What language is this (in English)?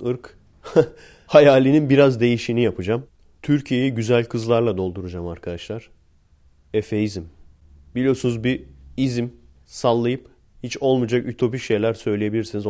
Turkish